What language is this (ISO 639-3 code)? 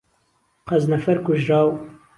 ckb